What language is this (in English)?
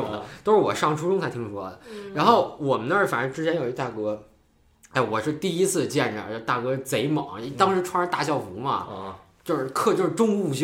Chinese